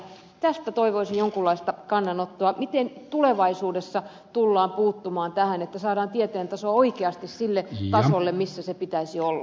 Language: Finnish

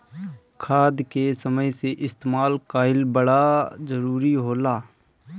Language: Bhojpuri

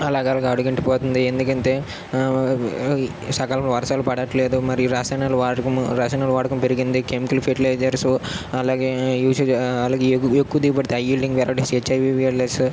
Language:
Telugu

